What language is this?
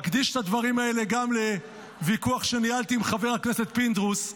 Hebrew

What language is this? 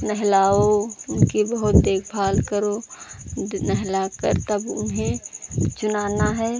Hindi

